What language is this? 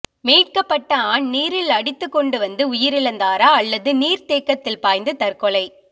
Tamil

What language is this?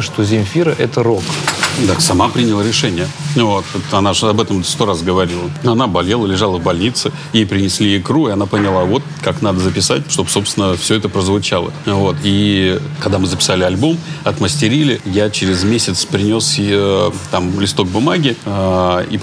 Russian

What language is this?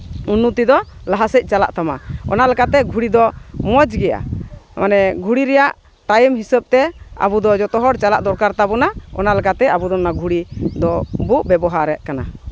Santali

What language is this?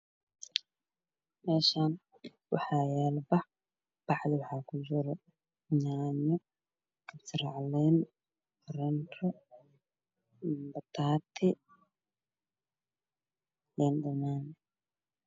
Somali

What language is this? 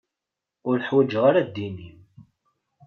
Kabyle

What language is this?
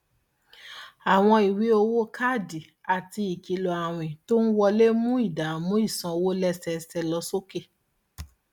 Yoruba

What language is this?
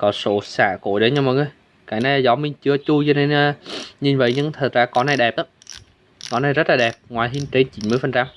Vietnamese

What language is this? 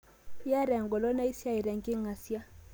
Masai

